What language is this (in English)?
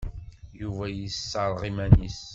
Kabyle